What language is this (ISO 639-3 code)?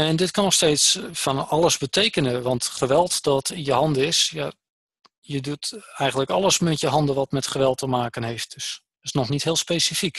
nld